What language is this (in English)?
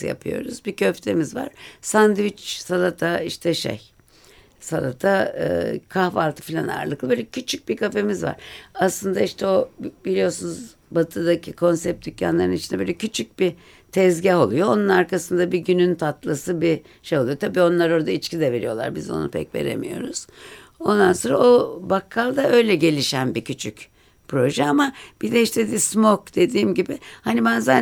Turkish